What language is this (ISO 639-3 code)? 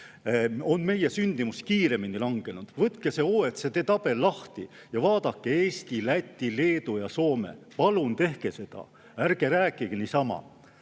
est